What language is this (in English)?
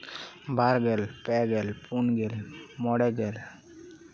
Santali